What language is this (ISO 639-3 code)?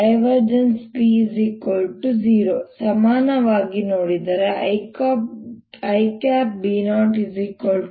kan